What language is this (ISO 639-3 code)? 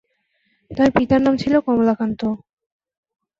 ben